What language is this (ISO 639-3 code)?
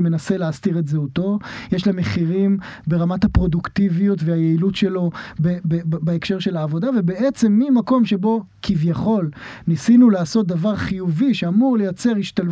heb